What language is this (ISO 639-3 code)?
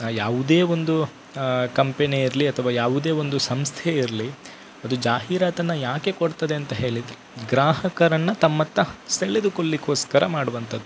kan